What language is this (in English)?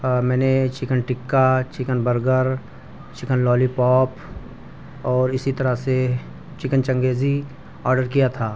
Urdu